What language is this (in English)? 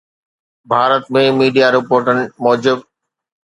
Sindhi